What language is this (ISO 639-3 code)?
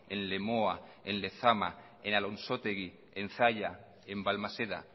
spa